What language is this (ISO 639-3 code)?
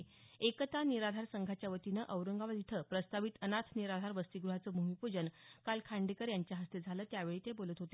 mar